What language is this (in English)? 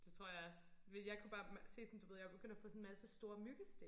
Danish